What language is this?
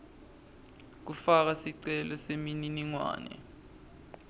Swati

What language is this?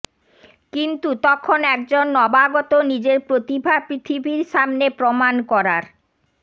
Bangla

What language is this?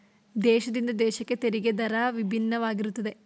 Kannada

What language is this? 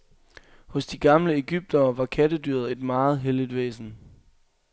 Danish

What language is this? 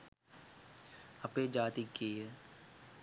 Sinhala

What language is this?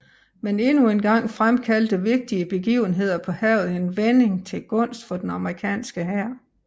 Danish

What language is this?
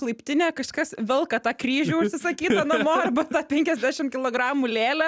Lithuanian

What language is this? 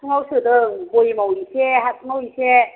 Bodo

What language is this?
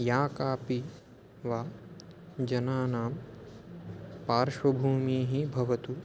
Sanskrit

